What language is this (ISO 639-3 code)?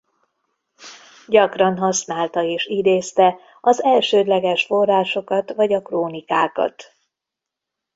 hun